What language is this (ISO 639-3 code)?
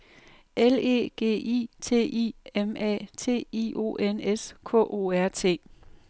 dan